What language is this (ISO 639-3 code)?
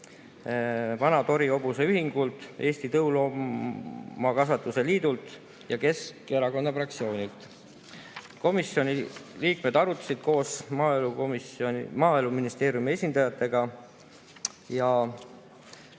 est